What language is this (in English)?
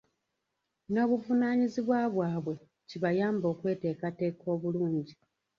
Ganda